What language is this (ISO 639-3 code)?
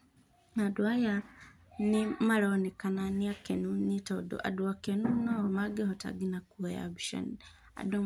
kik